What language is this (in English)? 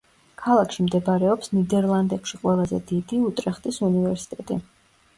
Georgian